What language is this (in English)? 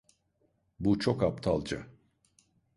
Turkish